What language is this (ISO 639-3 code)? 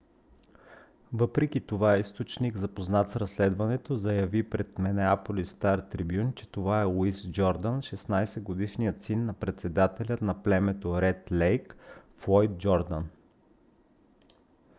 bul